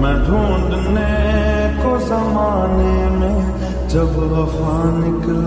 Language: Arabic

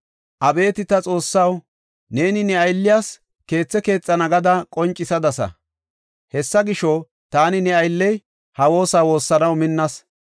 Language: Gofa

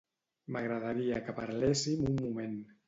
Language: Catalan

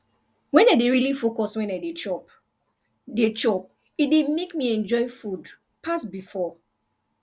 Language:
Nigerian Pidgin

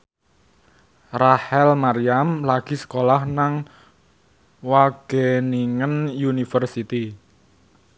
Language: Javanese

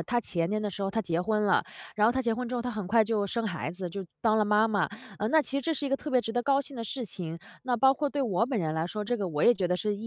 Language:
Chinese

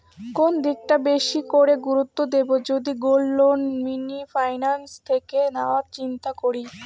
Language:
Bangla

